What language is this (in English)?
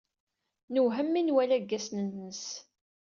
Kabyle